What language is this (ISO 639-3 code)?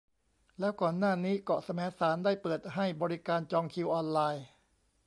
tha